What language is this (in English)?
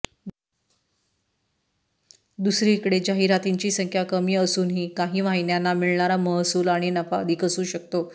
Marathi